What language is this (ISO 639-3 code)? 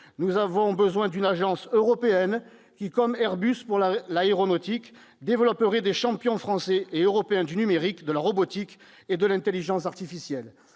fra